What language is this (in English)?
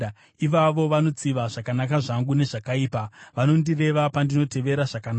Shona